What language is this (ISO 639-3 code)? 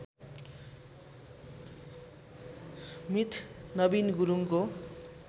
nep